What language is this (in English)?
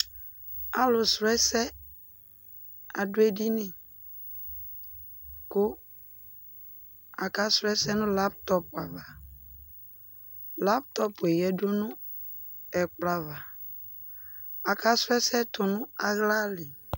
Ikposo